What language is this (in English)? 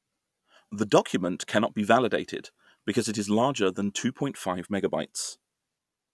English